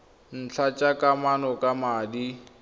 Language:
Tswana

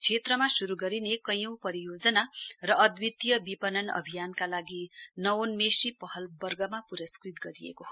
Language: Nepali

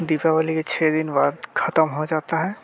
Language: Hindi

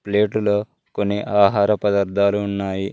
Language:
Telugu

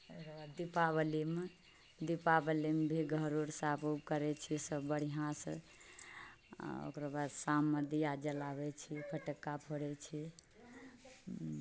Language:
Maithili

